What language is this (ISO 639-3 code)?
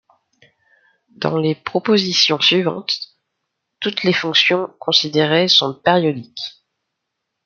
fra